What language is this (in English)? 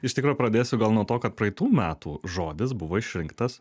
Lithuanian